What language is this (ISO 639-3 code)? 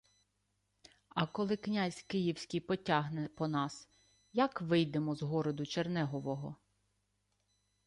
ukr